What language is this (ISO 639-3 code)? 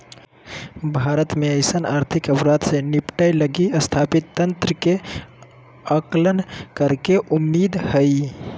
mag